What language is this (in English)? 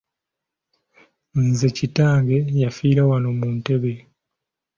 Ganda